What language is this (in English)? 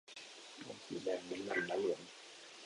Thai